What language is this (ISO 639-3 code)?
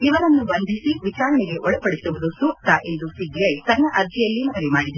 kan